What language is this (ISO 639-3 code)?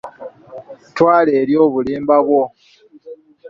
lug